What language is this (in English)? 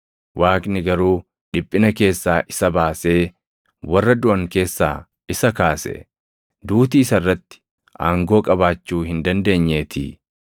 Oromo